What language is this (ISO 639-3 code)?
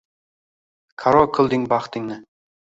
uzb